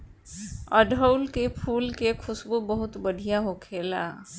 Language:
Bhojpuri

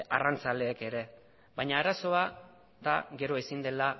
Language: Basque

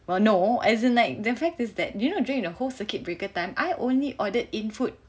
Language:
English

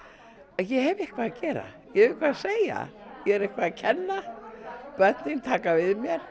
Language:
Icelandic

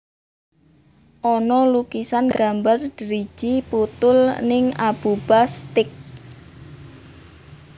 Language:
Javanese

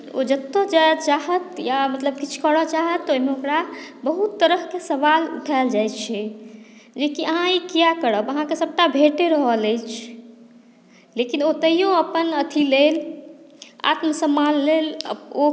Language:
Maithili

